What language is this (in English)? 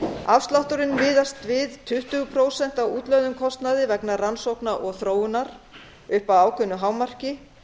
Icelandic